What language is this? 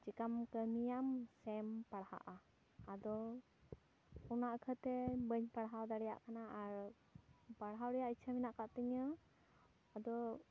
Santali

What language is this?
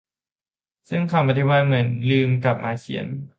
Thai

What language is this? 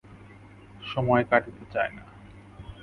Bangla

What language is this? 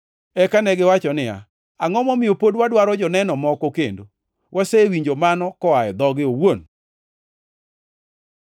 Luo (Kenya and Tanzania)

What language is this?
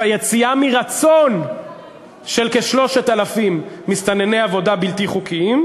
Hebrew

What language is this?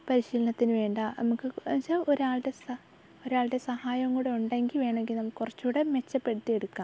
Malayalam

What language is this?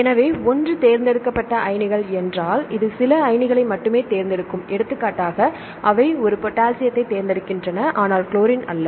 Tamil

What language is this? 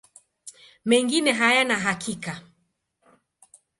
Swahili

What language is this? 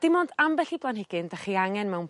Welsh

